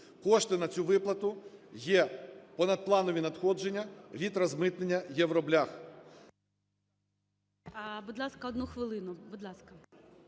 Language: Ukrainian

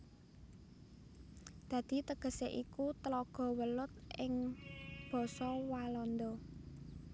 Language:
Javanese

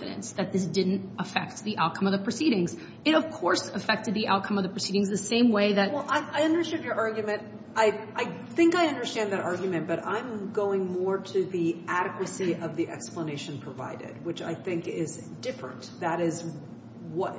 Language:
English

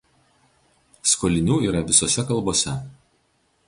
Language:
Lithuanian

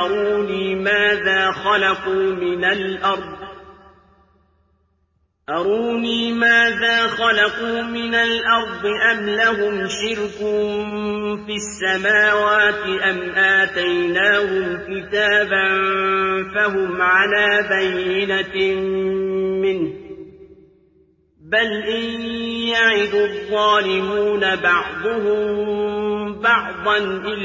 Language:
Arabic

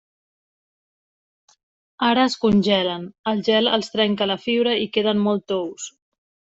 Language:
Catalan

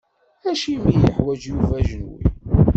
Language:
Kabyle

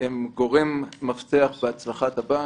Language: Hebrew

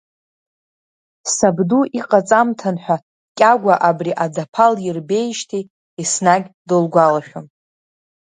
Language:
Abkhazian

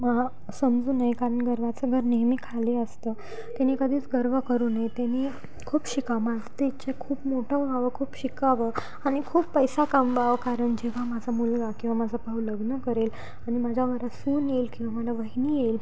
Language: Marathi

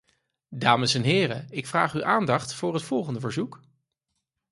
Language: Dutch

